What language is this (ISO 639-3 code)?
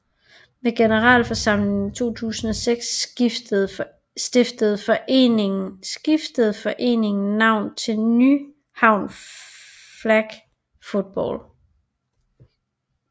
dan